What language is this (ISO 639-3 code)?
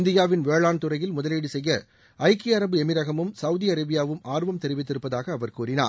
tam